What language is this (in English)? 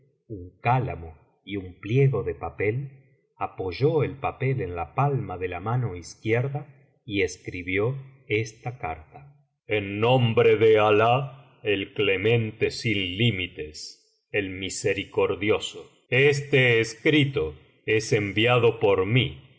Spanish